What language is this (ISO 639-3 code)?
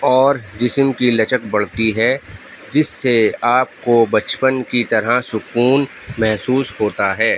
urd